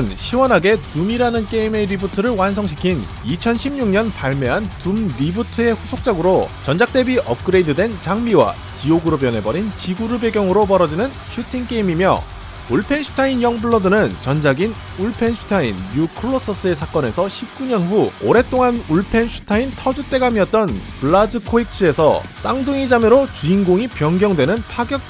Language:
Korean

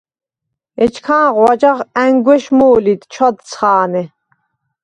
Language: Svan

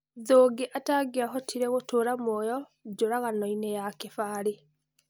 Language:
Kikuyu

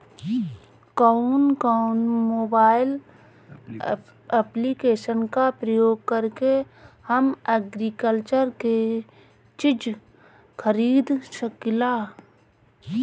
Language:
Bhojpuri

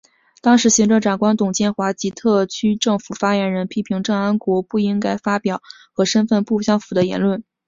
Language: Chinese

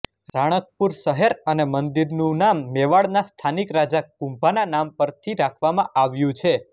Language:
Gujarati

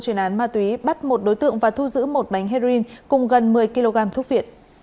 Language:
Vietnamese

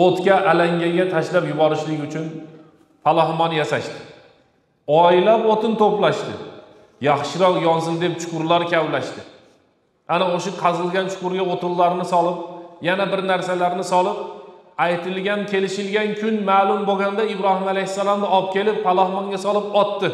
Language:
Turkish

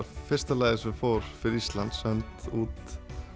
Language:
Icelandic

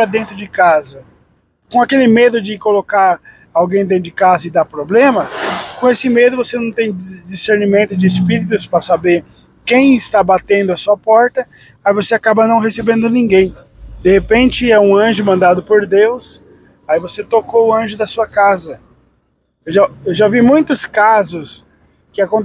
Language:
Portuguese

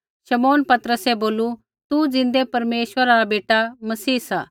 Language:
Kullu Pahari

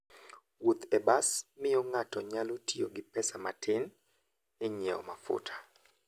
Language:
Luo (Kenya and Tanzania)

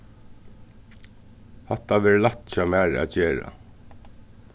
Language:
Faroese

